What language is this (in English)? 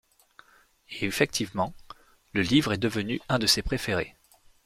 French